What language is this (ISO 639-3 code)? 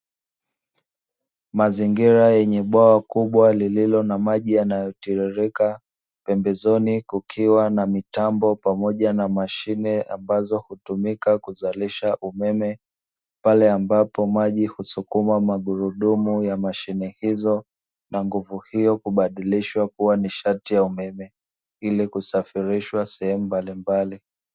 swa